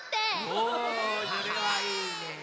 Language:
Japanese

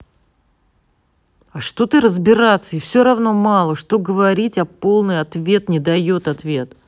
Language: Russian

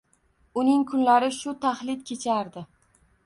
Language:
Uzbek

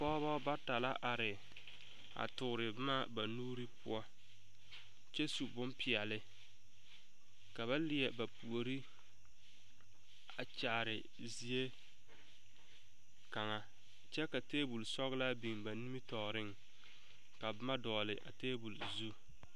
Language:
Southern Dagaare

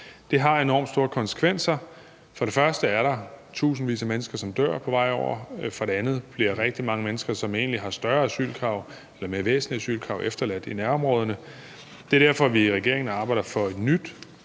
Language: Danish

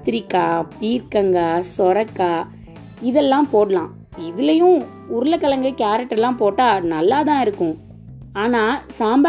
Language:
Tamil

